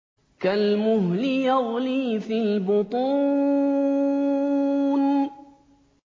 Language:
Arabic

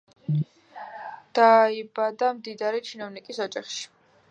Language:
Georgian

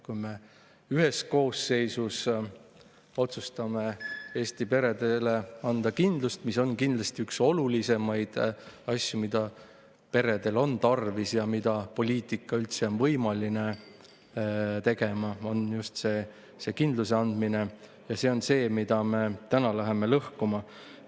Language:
Estonian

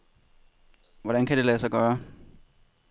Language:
Danish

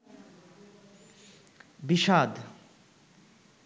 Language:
Bangla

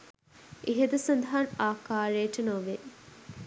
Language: Sinhala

